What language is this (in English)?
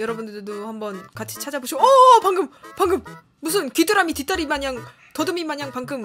Korean